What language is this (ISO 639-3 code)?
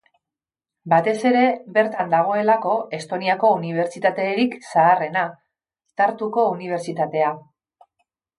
eus